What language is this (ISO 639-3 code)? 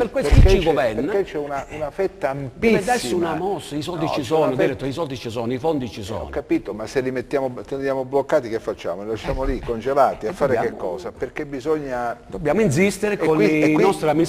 ita